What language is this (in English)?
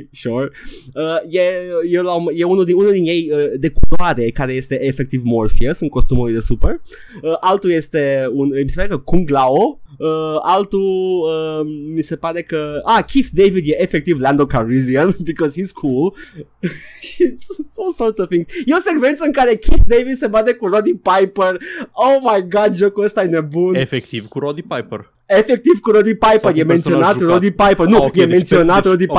Romanian